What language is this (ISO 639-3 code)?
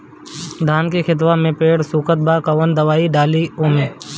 bho